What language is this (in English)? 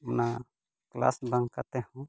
Santali